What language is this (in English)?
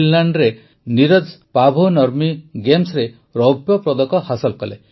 Odia